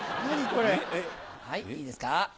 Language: Japanese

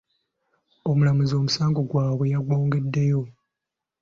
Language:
Ganda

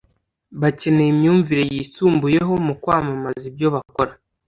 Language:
Kinyarwanda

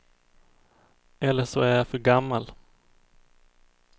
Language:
Swedish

